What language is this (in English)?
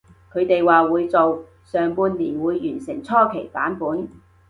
Cantonese